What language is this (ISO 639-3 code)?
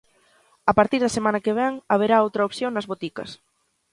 glg